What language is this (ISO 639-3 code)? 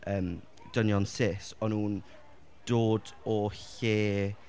cym